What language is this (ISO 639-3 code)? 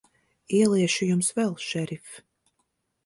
lav